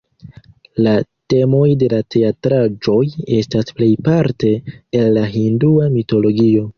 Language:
Esperanto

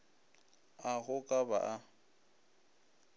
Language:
Northern Sotho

